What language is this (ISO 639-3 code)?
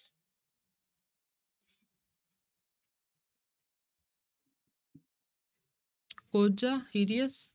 pan